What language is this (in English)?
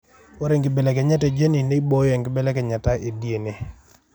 Masai